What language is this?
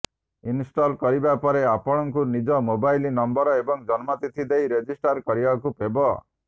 Odia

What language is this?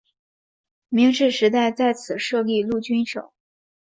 Chinese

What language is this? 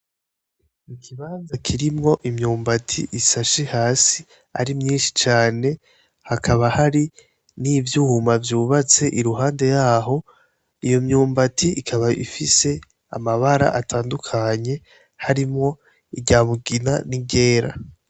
Rundi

